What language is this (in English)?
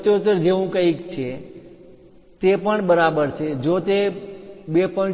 Gujarati